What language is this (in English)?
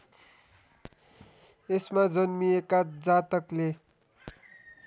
Nepali